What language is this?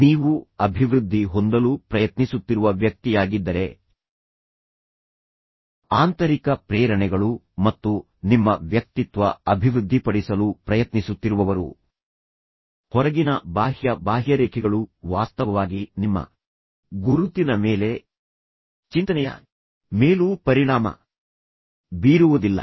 Kannada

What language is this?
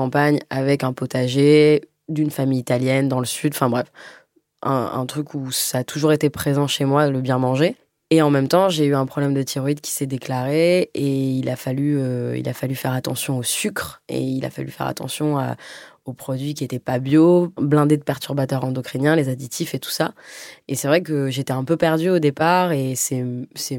French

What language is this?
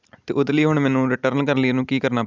Punjabi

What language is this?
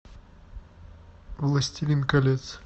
Russian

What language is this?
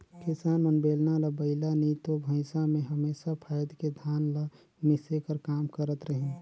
Chhattisgarhi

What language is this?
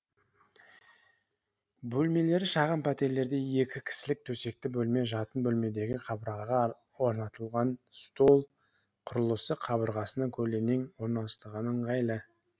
Kazakh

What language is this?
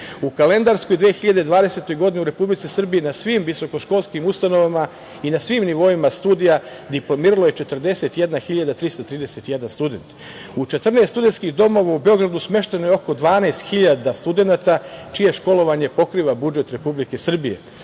Serbian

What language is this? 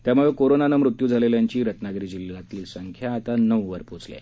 Marathi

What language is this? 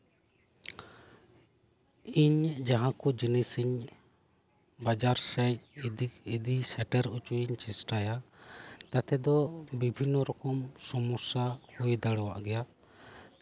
Santali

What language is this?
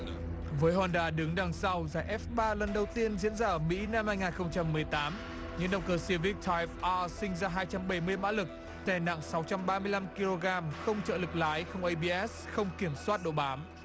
Vietnamese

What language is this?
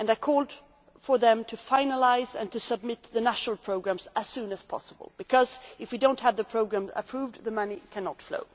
English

